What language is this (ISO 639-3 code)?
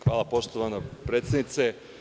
srp